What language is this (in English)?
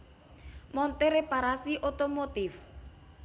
Javanese